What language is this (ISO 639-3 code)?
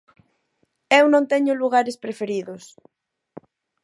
glg